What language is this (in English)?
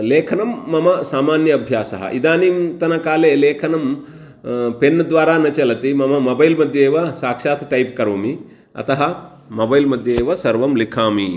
Sanskrit